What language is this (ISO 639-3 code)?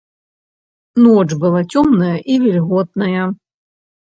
bel